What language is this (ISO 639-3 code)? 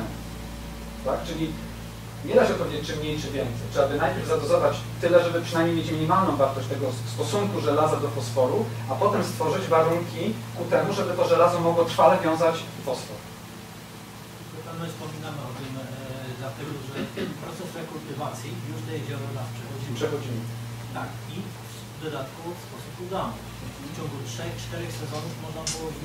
pol